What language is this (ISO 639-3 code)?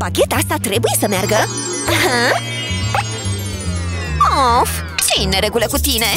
ron